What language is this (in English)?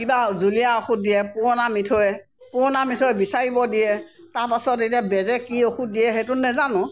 Assamese